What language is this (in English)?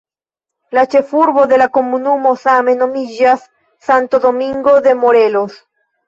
Esperanto